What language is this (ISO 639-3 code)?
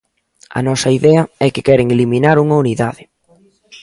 glg